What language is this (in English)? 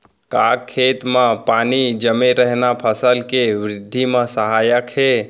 Chhattisgarhi